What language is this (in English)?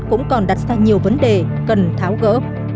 Vietnamese